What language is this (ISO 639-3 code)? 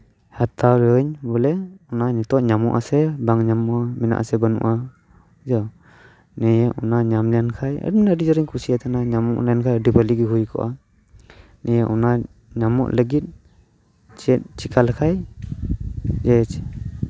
sat